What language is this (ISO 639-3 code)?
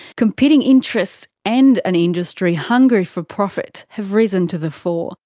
eng